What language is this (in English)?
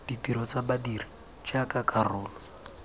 Tswana